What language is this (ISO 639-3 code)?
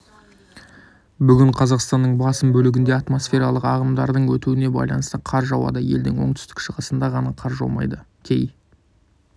kaz